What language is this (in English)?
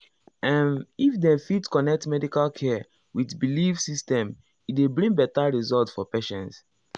Nigerian Pidgin